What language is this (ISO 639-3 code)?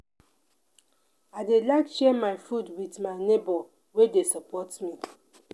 pcm